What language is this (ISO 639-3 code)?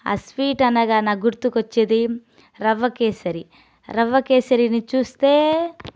tel